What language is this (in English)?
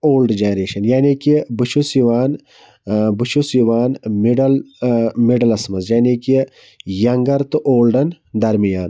Kashmiri